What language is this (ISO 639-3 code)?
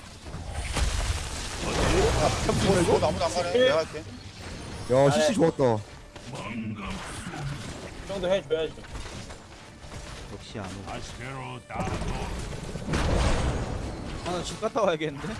kor